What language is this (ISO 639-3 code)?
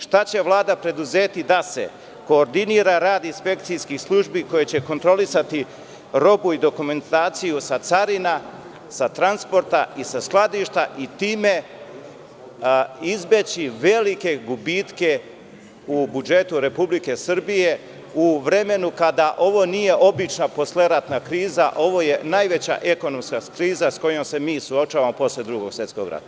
srp